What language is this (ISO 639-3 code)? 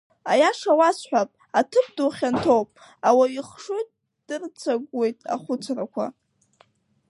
abk